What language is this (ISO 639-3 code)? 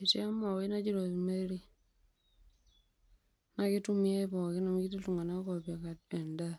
mas